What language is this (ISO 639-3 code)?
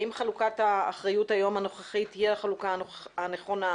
heb